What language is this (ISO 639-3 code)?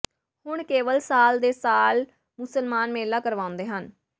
pan